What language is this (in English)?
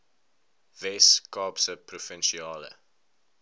Afrikaans